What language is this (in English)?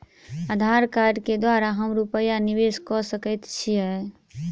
Maithili